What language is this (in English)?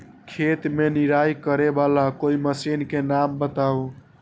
Magahi